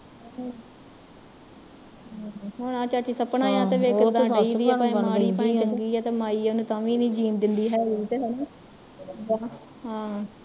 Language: Punjabi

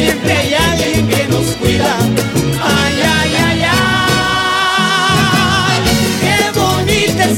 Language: Spanish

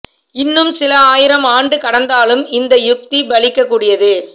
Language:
Tamil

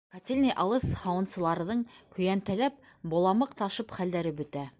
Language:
Bashkir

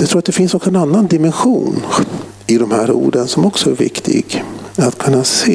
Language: Swedish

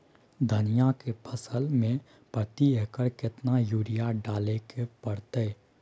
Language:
Maithili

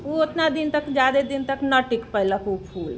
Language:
Maithili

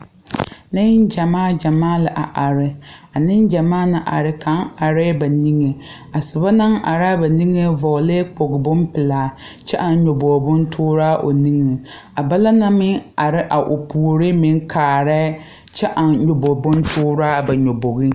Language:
Southern Dagaare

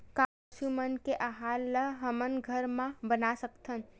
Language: Chhattisgarhi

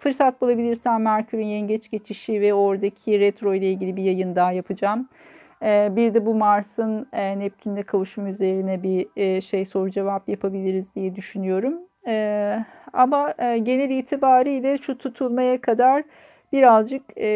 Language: Turkish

